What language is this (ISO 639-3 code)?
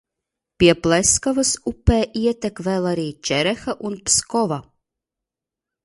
lav